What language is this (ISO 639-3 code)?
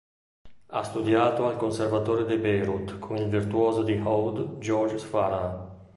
ita